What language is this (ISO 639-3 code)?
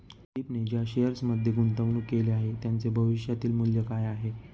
mar